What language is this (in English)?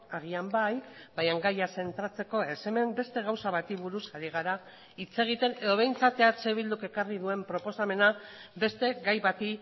Basque